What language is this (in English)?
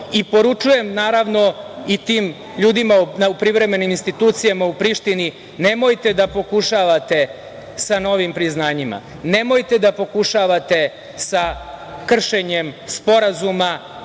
Serbian